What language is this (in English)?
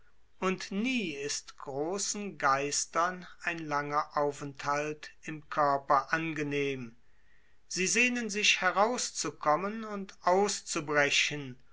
German